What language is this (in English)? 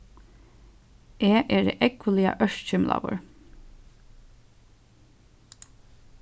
Faroese